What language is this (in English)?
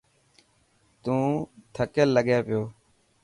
Dhatki